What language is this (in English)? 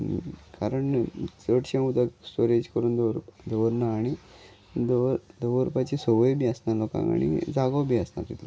Konkani